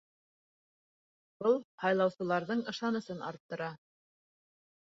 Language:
Bashkir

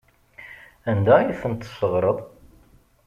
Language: Kabyle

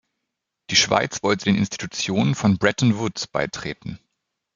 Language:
German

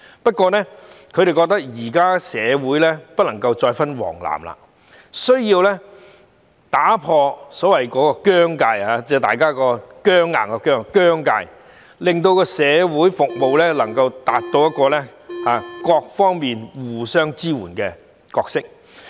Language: Cantonese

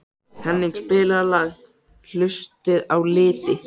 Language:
Icelandic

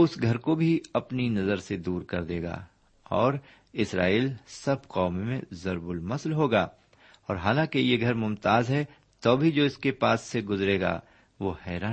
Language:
Urdu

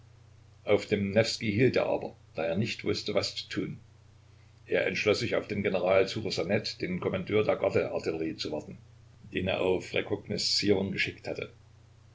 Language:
German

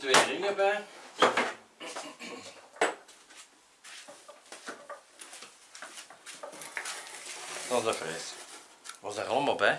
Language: Dutch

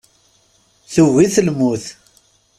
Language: Kabyle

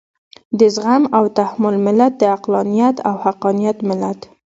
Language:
Pashto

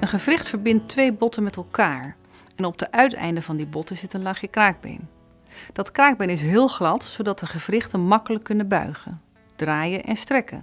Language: Dutch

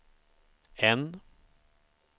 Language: Swedish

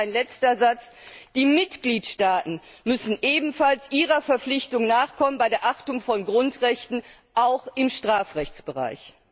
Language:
German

